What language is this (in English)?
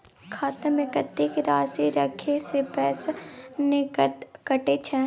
Maithili